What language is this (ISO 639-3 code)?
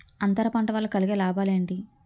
tel